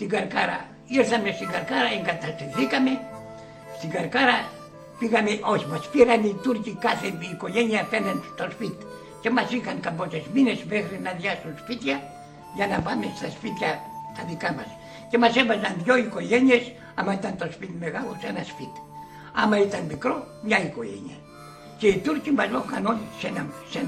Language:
Greek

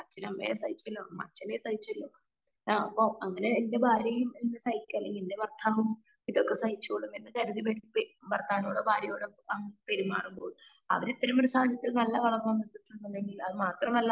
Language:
Malayalam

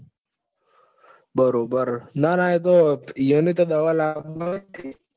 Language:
Gujarati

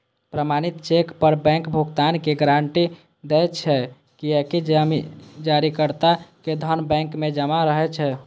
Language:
Maithili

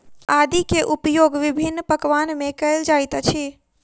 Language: Maithili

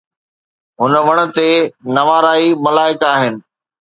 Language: Sindhi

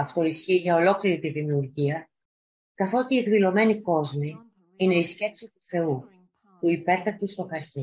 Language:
Greek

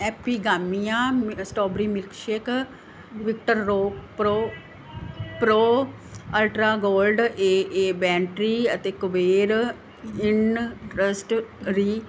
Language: Punjabi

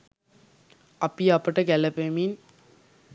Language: Sinhala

